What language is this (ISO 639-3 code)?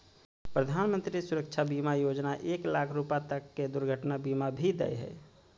mag